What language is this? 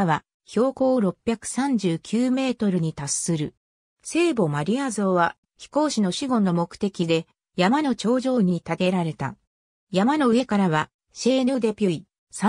Japanese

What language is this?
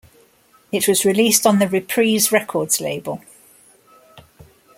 English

